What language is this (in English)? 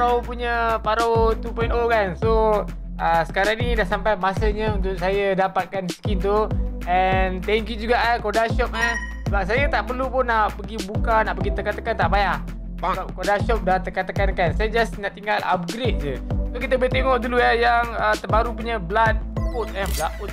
Malay